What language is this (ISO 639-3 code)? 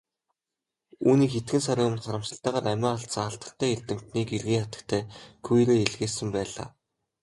mon